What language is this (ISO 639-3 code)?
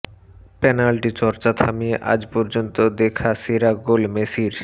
ben